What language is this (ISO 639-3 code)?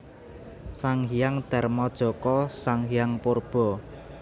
jav